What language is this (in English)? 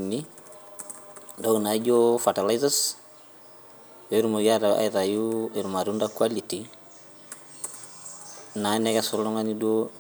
Masai